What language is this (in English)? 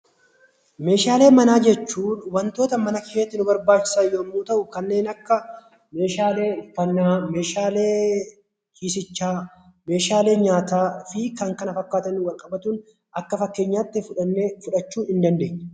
Oromo